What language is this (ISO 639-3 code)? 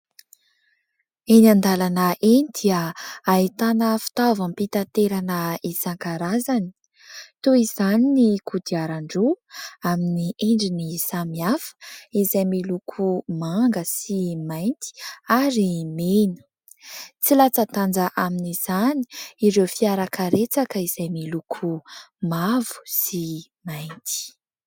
mlg